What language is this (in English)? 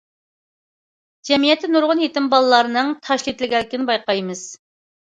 Uyghur